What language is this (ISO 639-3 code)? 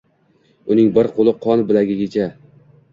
uzb